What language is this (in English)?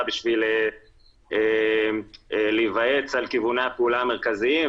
Hebrew